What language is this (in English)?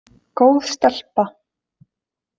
Icelandic